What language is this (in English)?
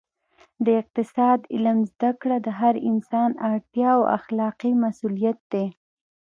Pashto